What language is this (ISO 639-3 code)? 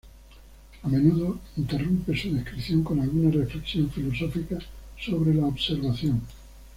spa